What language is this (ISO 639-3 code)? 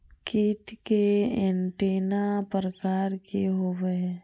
mag